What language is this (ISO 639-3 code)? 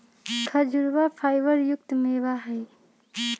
mag